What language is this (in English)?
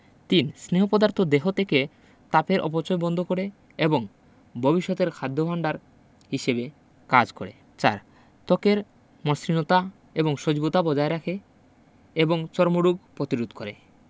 Bangla